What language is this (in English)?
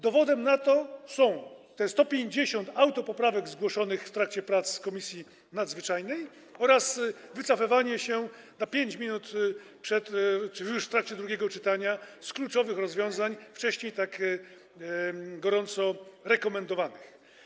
Polish